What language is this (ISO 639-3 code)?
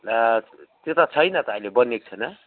nep